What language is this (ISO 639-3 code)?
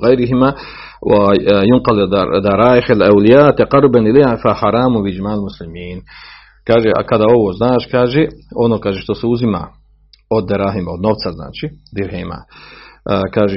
hrv